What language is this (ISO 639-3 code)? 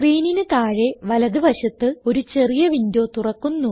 mal